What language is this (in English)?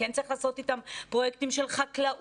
Hebrew